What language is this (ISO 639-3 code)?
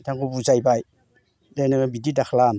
brx